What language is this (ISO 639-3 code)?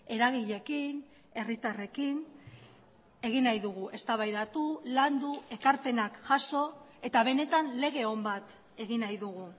eus